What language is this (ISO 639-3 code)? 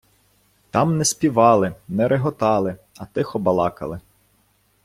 ukr